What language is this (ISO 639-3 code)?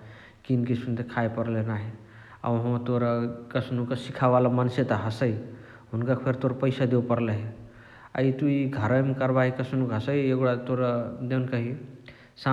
the